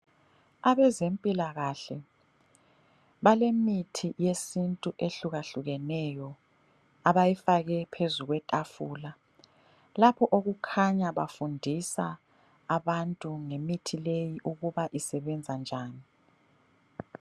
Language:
North Ndebele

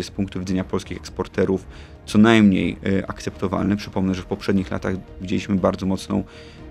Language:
Polish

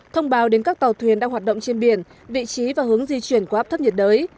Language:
Vietnamese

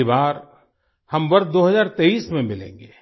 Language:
Hindi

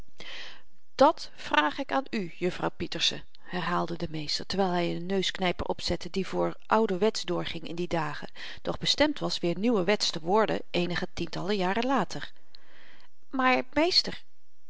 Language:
Dutch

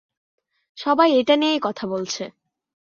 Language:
Bangla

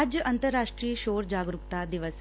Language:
Punjabi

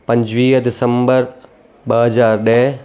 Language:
Sindhi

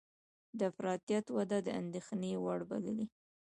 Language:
Pashto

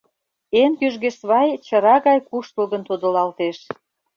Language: Mari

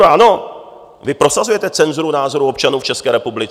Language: Czech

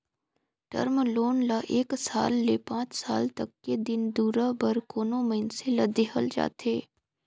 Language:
Chhattisgarhi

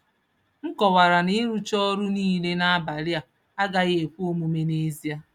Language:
Igbo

